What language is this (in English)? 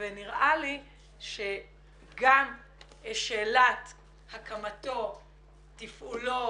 Hebrew